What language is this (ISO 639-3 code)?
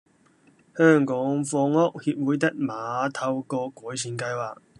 yue